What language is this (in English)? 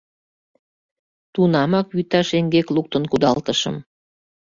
Mari